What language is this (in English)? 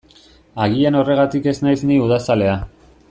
Basque